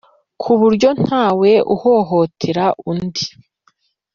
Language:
Kinyarwanda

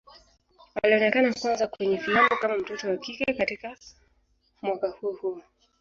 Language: Swahili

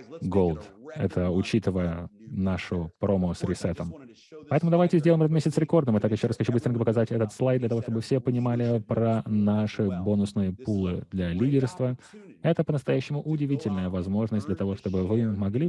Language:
Russian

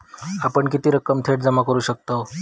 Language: Marathi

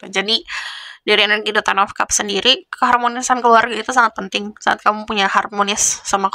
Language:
Indonesian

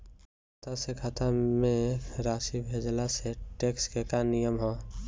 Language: Bhojpuri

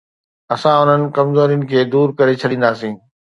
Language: Sindhi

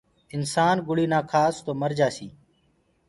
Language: Gurgula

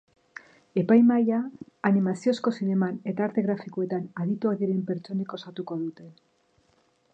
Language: Basque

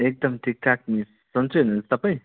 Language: Nepali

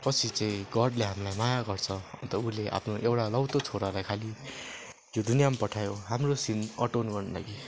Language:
Nepali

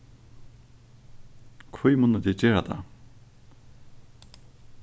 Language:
Faroese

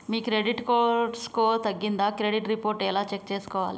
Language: Telugu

